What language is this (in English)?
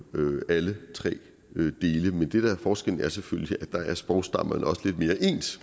Danish